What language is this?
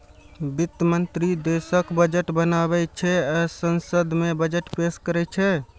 Maithili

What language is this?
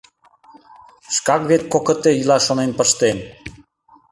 Mari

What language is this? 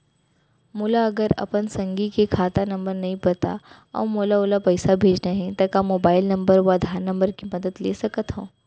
Chhattisgarhi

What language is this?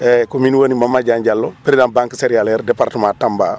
Wolof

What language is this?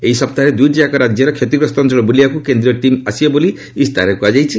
Odia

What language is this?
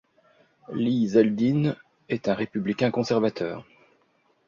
French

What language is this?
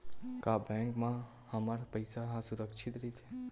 Chhattisgarhi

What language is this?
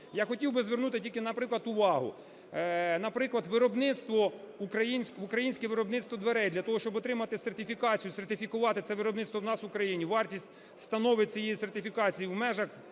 Ukrainian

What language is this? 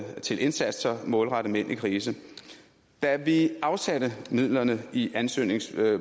Danish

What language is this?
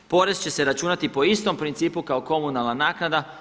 Croatian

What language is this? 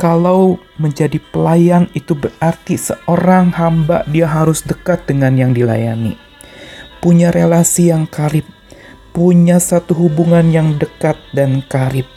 Indonesian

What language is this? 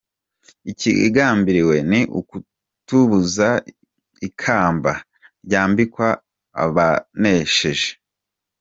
Kinyarwanda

